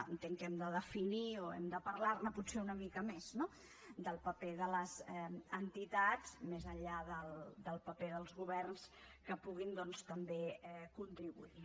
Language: Catalan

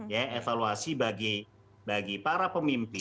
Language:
Indonesian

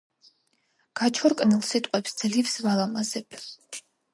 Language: Georgian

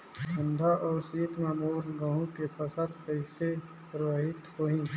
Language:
Chhattisgarhi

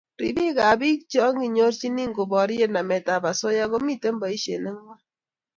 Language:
Kalenjin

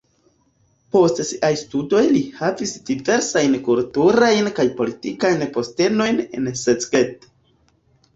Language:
Esperanto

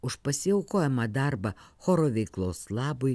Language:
Lithuanian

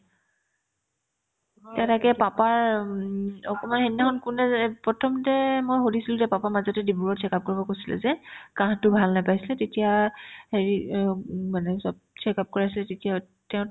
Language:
Assamese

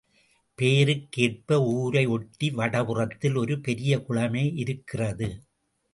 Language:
Tamil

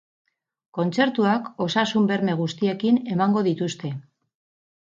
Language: Basque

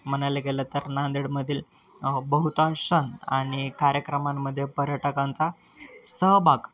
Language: Marathi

